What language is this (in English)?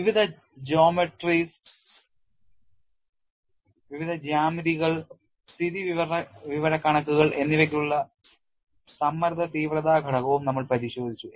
Malayalam